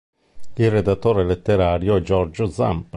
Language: Italian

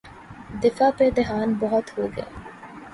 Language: Urdu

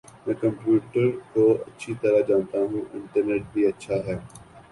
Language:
Urdu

